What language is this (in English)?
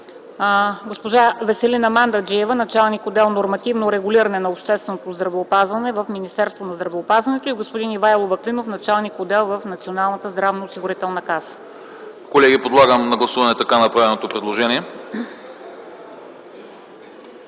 Bulgarian